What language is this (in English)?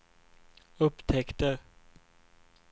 Swedish